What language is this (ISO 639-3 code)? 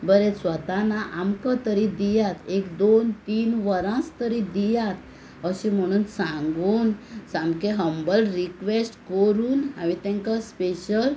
kok